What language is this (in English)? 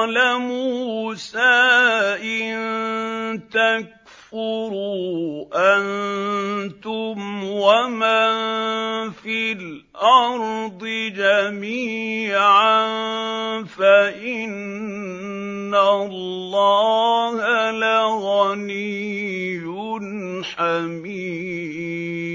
Arabic